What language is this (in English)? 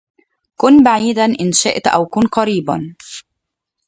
Arabic